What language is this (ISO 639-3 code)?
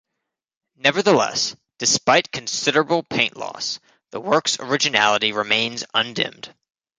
eng